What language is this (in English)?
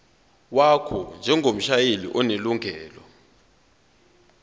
Zulu